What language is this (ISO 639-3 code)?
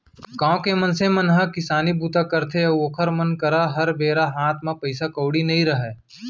hne